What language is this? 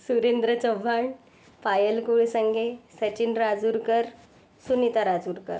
Marathi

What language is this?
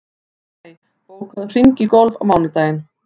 Icelandic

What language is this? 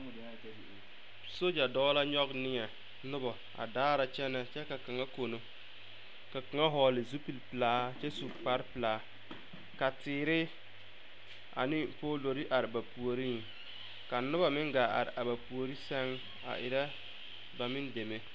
Southern Dagaare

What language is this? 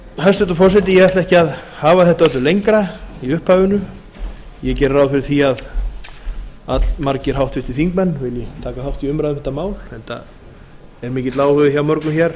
Icelandic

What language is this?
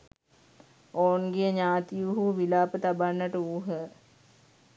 Sinhala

